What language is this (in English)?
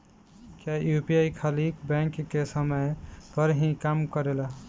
Bhojpuri